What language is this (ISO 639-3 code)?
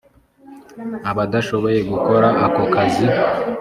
kin